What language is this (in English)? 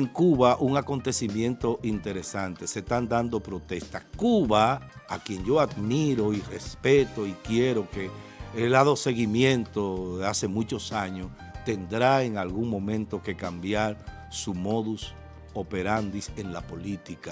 Spanish